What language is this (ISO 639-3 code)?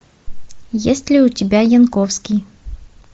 rus